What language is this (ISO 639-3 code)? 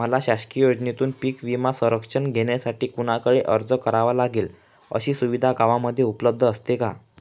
mar